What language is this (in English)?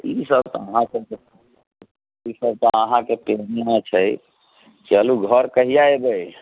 Maithili